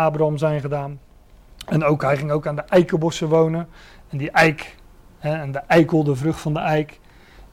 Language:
Dutch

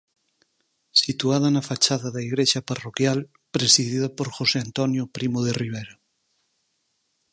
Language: Galician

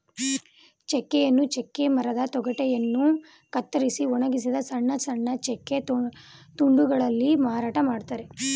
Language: Kannada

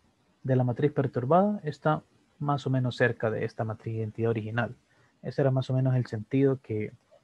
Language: Spanish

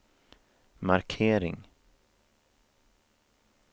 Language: Swedish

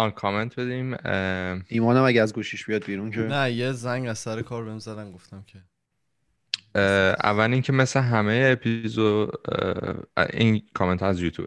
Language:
Persian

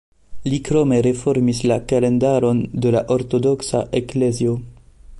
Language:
Esperanto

